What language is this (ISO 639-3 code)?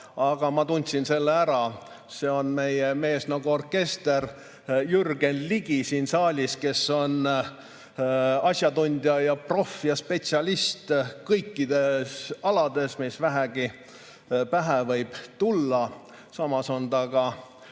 est